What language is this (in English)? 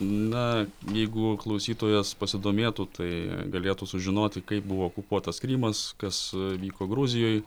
Lithuanian